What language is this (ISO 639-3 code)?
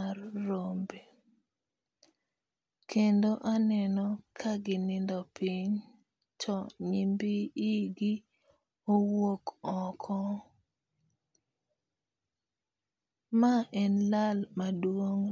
luo